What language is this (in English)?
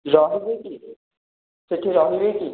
Odia